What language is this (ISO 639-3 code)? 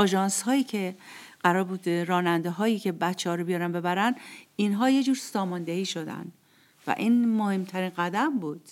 fas